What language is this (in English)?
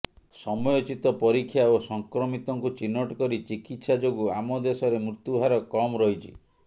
Odia